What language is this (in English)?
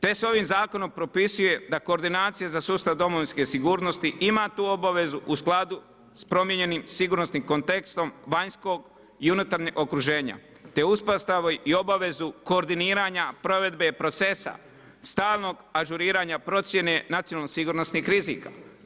Croatian